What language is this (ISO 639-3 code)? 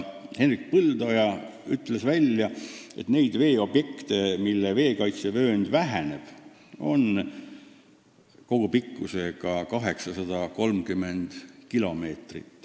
est